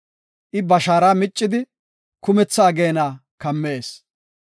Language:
Gofa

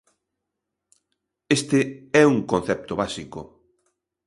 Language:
Galician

